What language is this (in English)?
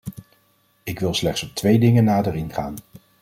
Dutch